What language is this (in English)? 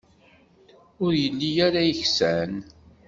Kabyle